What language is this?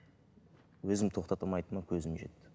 Kazakh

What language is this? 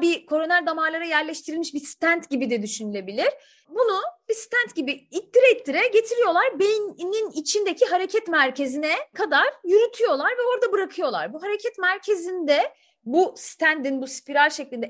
Turkish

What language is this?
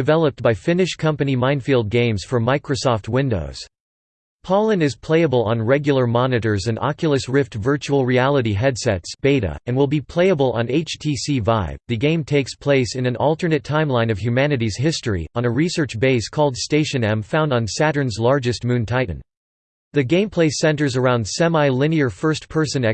English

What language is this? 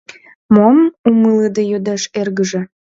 Mari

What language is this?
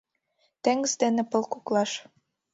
Mari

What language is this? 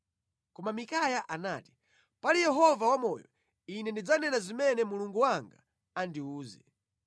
Nyanja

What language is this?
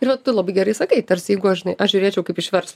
Lithuanian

